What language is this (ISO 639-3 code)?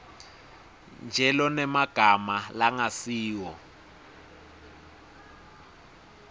ssw